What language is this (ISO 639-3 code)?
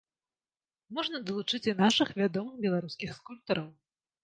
bel